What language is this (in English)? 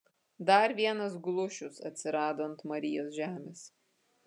Lithuanian